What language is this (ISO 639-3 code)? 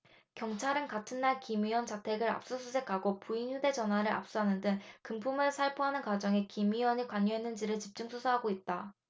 kor